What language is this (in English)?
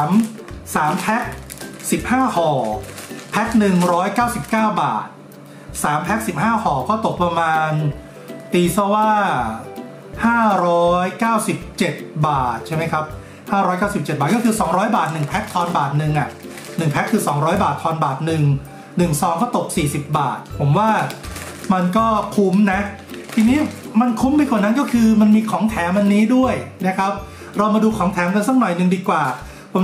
Thai